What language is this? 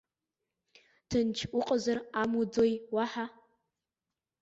Abkhazian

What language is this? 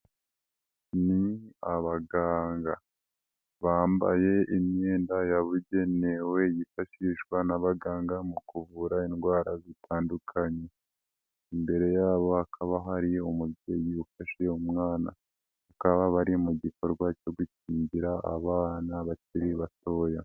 Kinyarwanda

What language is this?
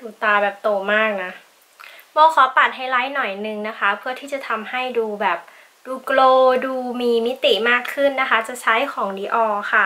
Thai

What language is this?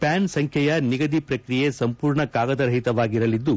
Kannada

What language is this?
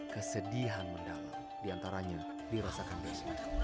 Indonesian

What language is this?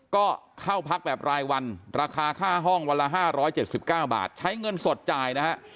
Thai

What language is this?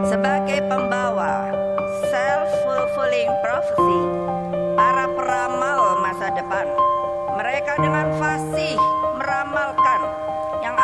Indonesian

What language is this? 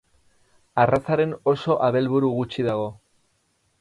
Basque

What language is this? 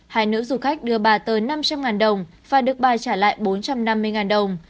Vietnamese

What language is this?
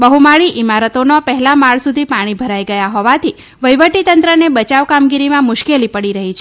Gujarati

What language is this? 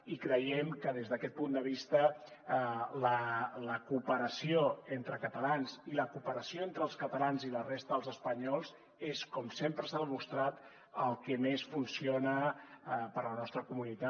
Catalan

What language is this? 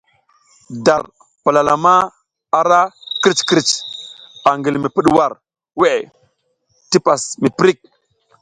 South Giziga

